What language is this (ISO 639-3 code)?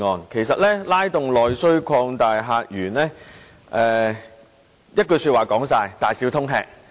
yue